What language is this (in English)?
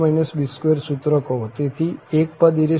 Gujarati